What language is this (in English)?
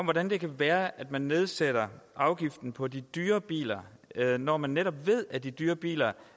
Danish